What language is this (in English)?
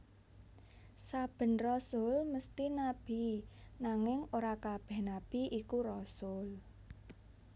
Javanese